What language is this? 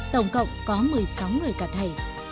Vietnamese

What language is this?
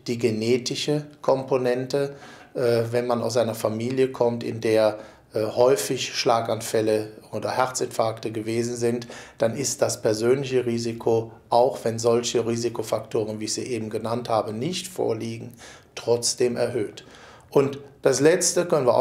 German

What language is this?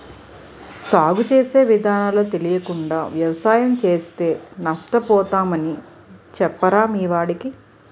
Telugu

